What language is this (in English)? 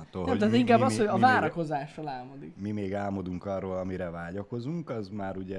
Hungarian